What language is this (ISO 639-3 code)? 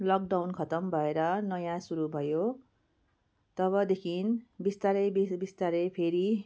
nep